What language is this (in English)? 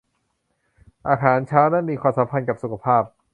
Thai